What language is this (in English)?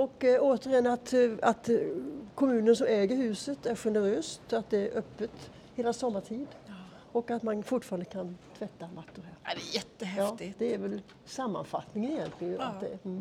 Swedish